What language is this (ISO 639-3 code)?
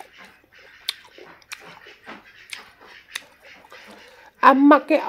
tha